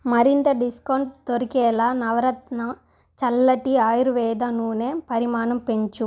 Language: Telugu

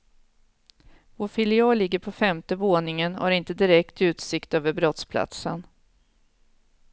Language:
Swedish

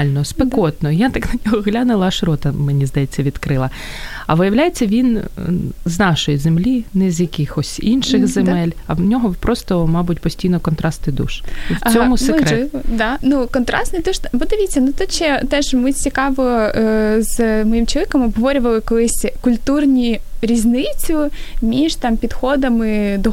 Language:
Ukrainian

